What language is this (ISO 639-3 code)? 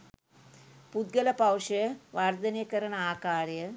sin